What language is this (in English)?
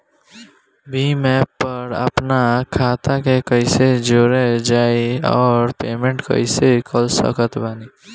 Bhojpuri